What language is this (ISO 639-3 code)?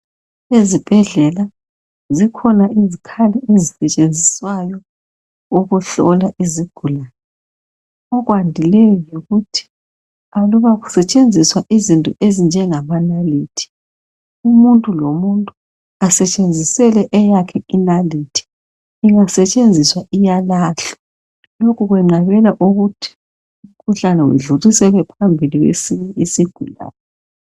nde